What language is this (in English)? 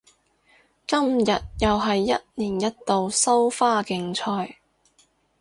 Cantonese